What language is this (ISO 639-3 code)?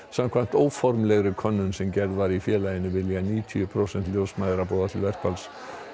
isl